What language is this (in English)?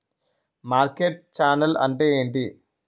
Telugu